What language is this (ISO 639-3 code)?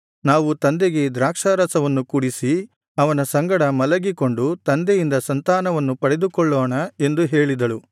kan